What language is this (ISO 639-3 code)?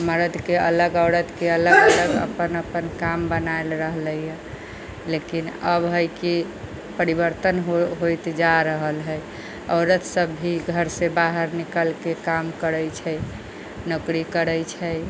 mai